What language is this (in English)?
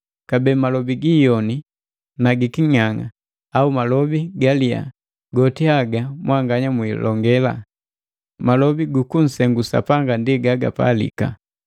Matengo